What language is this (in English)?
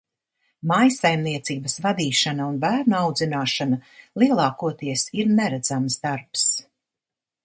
Latvian